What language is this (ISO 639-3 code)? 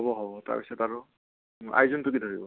asm